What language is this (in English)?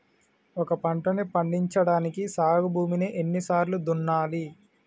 Telugu